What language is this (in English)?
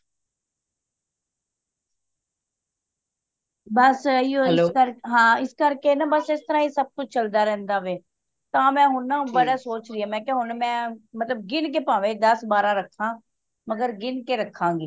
Punjabi